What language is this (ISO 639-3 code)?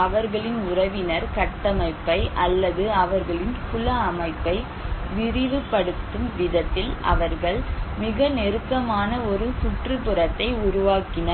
tam